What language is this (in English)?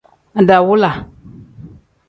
Tem